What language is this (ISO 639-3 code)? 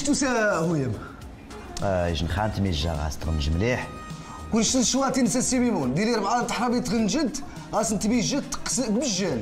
ara